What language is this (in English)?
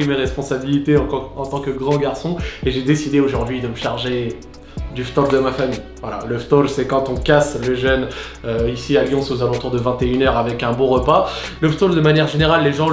French